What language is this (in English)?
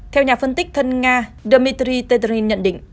Vietnamese